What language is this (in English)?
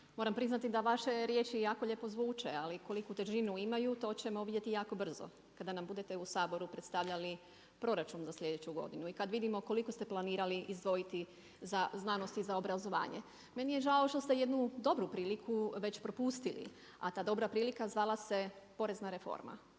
Croatian